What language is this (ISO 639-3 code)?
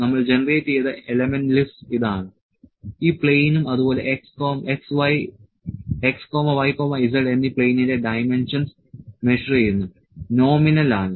mal